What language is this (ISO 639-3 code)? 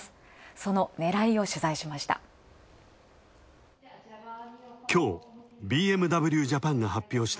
jpn